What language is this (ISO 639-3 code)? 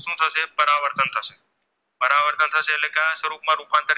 guj